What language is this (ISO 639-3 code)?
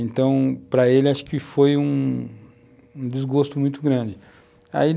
por